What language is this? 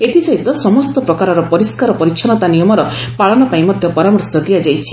Odia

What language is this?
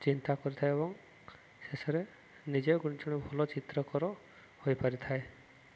Odia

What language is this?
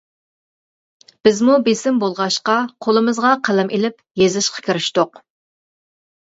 Uyghur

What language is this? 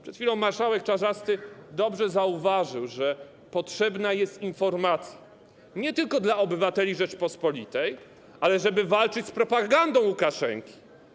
Polish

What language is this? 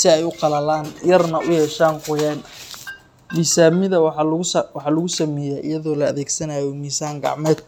Somali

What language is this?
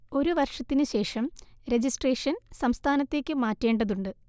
Malayalam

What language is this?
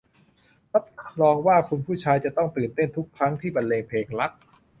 Thai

